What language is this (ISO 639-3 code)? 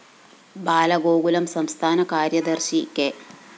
mal